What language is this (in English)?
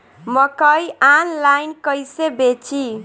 Bhojpuri